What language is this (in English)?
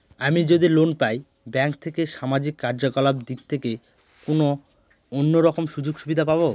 Bangla